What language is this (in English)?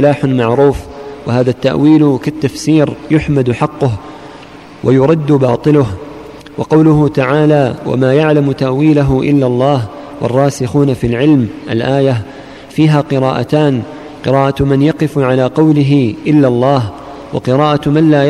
Arabic